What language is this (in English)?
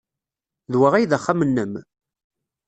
Kabyle